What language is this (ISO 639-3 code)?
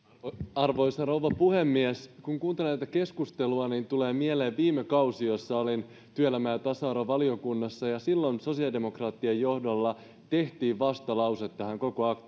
fin